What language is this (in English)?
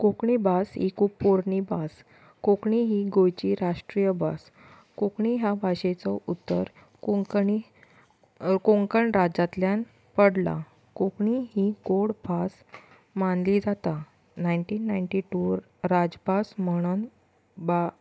Konkani